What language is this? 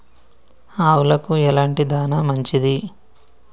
Telugu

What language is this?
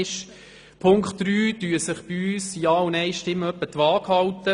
Swiss German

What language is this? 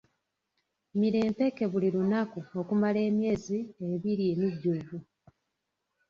Ganda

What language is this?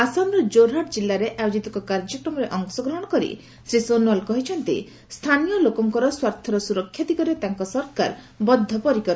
Odia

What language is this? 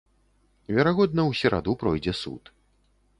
Belarusian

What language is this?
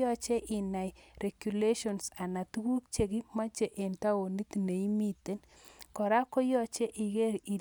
Kalenjin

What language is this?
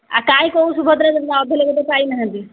Odia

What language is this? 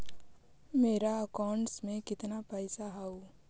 Magahi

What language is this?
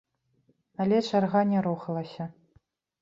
Belarusian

